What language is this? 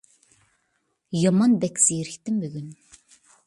Uyghur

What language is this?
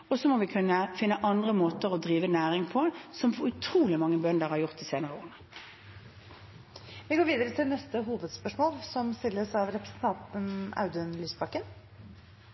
Norwegian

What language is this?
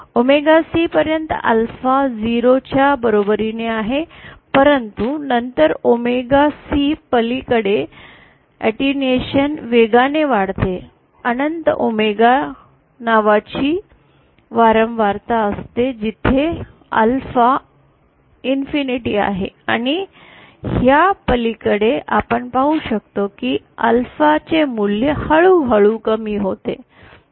Marathi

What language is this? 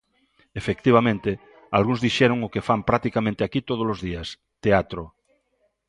Galician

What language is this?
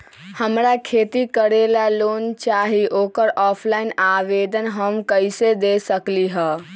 Magahi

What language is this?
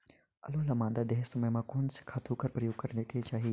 Chhattisgarhi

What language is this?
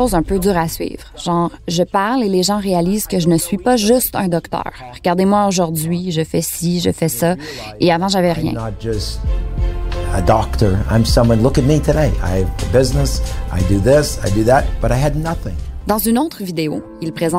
French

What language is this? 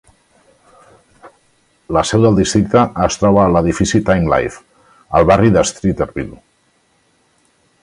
Catalan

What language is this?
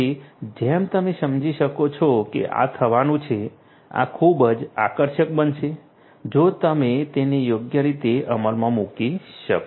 Gujarati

